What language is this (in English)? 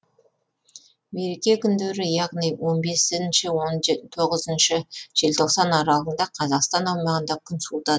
Kazakh